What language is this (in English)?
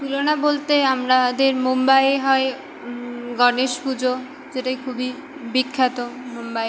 Bangla